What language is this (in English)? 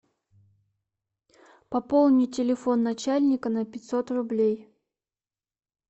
Russian